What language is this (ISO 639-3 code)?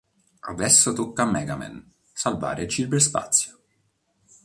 ita